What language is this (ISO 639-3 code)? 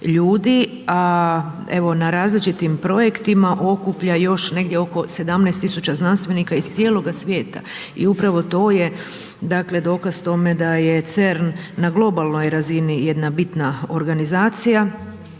hrv